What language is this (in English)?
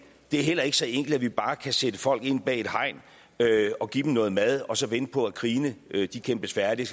Danish